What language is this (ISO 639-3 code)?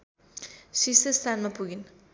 nep